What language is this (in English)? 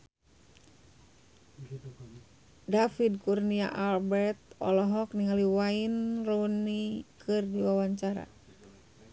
Sundanese